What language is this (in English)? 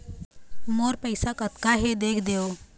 Chhattisgarhi